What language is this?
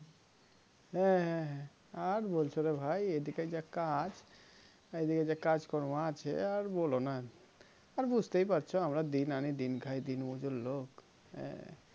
Bangla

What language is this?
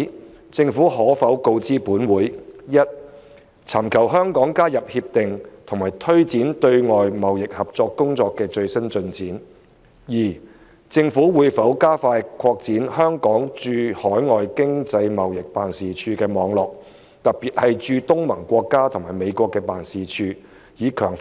Cantonese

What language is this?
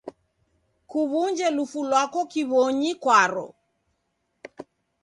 Taita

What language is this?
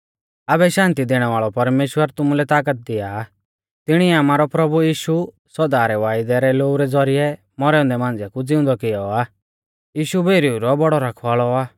Mahasu Pahari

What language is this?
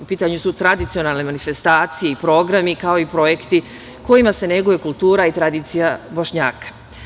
Serbian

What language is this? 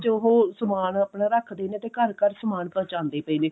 Punjabi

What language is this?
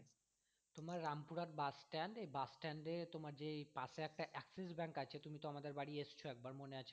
Bangla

